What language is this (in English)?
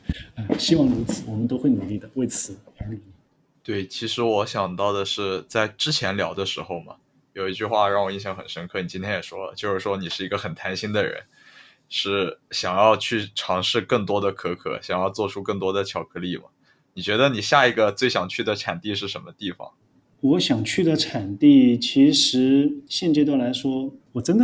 Chinese